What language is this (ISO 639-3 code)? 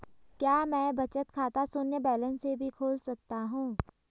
hin